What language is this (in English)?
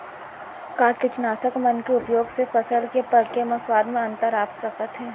Chhattisgarhi